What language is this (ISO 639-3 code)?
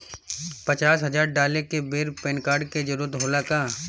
bho